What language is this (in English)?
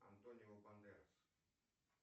Russian